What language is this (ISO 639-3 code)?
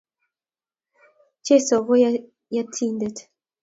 kln